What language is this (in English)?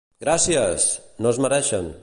Catalan